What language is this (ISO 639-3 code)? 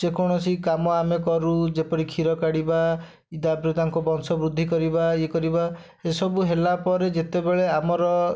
ori